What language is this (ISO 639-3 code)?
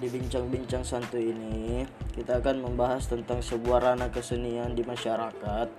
ind